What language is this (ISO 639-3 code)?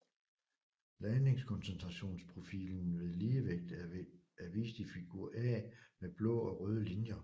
dan